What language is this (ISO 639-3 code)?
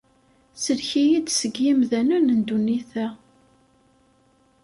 kab